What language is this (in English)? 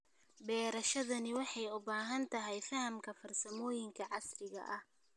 Somali